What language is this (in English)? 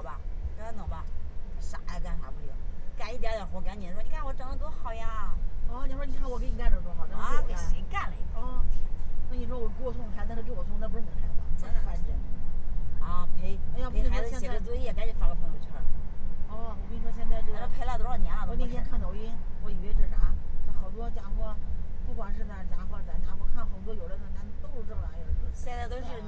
Chinese